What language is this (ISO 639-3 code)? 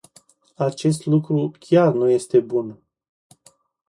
ron